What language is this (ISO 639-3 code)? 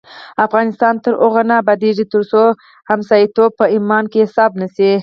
pus